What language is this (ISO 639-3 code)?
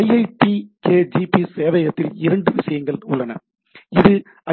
tam